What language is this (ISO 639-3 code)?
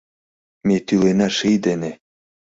chm